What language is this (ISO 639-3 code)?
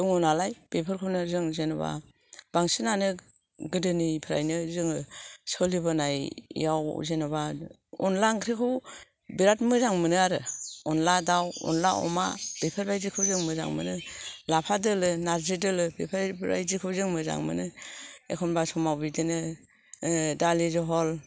brx